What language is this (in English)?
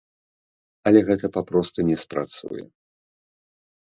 Belarusian